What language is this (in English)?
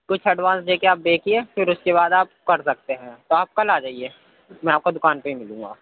Urdu